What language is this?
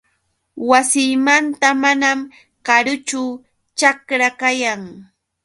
Yauyos Quechua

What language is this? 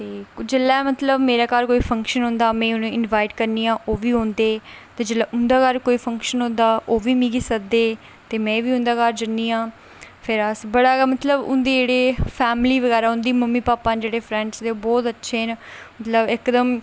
Dogri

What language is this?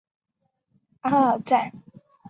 Chinese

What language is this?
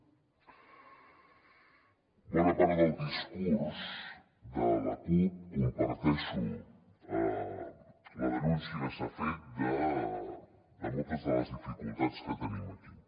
Catalan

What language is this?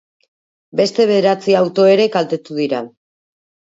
Basque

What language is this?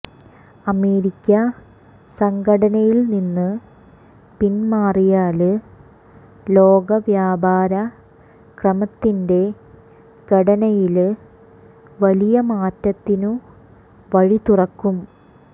Malayalam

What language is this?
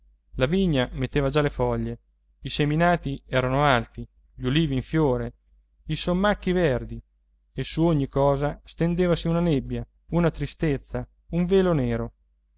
Italian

